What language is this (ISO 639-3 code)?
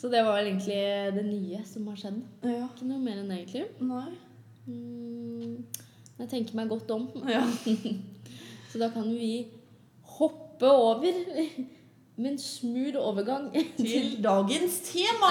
swe